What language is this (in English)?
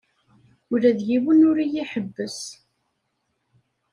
Kabyle